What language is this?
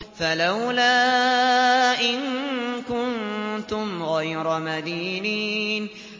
Arabic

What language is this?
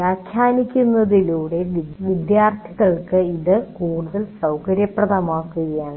Malayalam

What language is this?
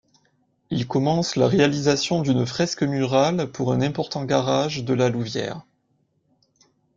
French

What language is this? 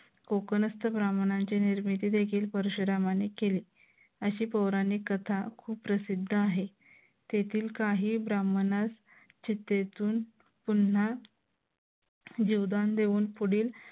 Marathi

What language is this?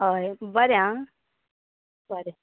Konkani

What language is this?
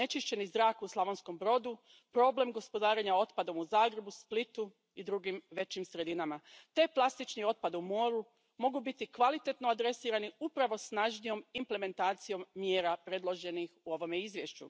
Croatian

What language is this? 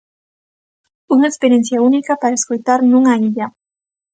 Galician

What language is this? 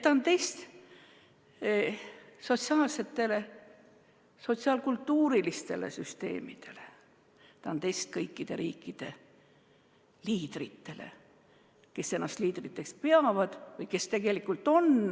Estonian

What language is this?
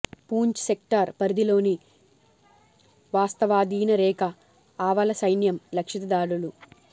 Telugu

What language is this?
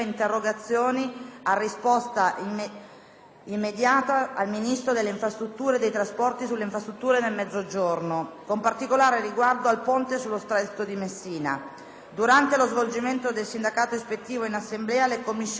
Italian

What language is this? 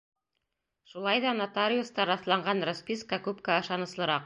Bashkir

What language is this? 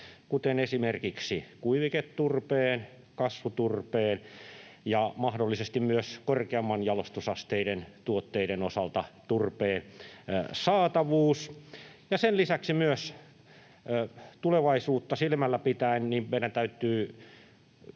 Finnish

